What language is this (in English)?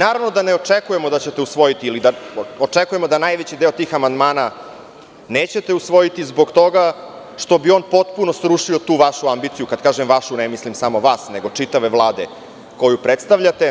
Serbian